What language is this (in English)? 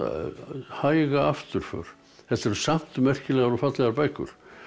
Icelandic